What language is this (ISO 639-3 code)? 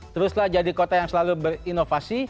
ind